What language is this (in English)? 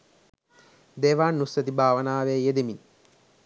Sinhala